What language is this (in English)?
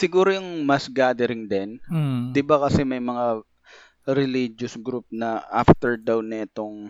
Filipino